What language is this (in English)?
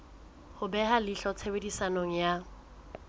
Southern Sotho